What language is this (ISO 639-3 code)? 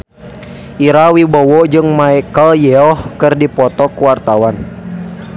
sun